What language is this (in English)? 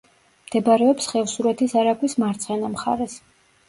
Georgian